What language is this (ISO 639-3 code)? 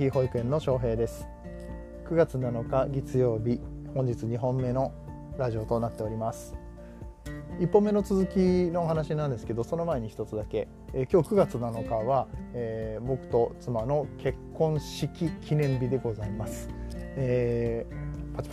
jpn